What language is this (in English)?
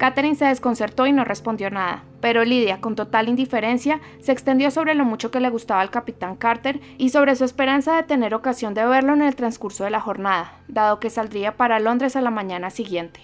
Spanish